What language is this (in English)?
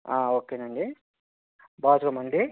Telugu